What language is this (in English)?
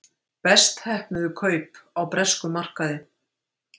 Icelandic